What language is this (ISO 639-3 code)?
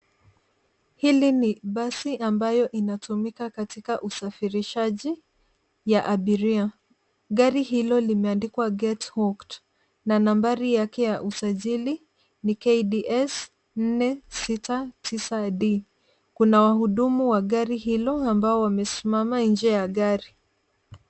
swa